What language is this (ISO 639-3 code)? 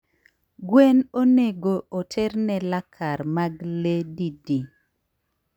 luo